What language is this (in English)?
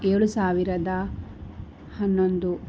Kannada